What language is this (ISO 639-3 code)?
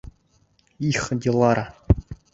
bak